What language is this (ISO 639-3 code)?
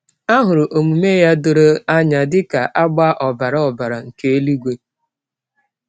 ibo